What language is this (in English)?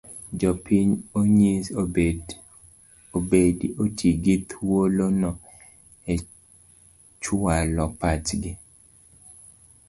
Luo (Kenya and Tanzania)